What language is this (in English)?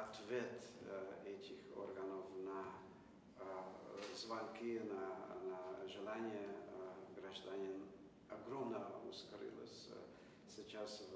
Russian